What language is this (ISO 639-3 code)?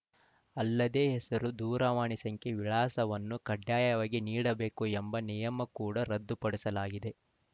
kan